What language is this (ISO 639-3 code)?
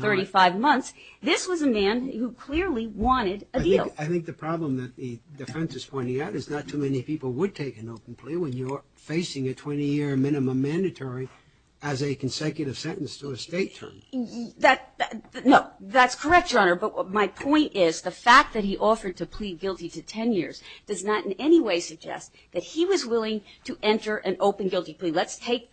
eng